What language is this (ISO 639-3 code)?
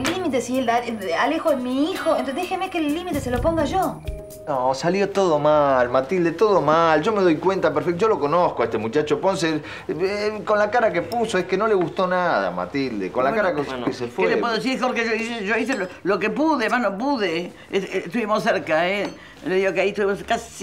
spa